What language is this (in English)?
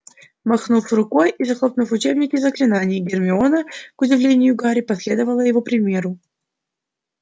Russian